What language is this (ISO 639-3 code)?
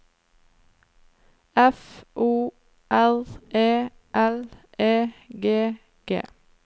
nor